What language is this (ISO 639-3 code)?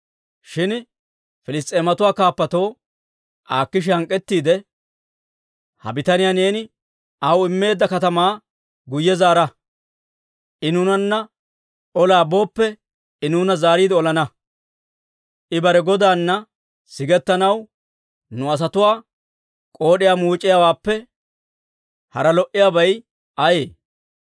dwr